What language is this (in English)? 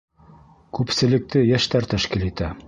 Bashkir